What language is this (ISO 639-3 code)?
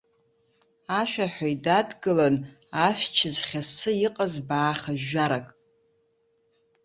abk